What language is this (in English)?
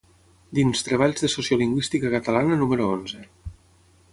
Catalan